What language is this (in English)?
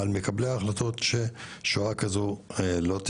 Hebrew